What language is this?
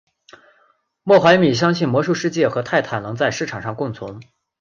Chinese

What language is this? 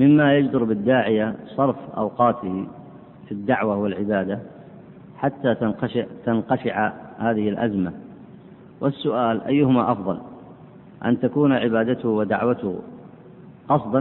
Arabic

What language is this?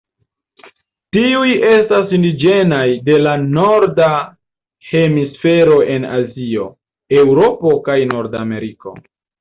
Esperanto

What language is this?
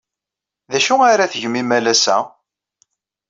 Kabyle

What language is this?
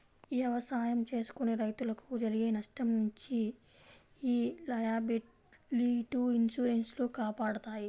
Telugu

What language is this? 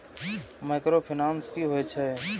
Maithili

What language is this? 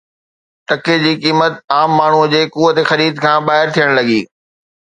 Sindhi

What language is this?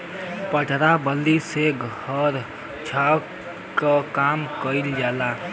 Bhojpuri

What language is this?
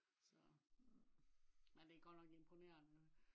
Danish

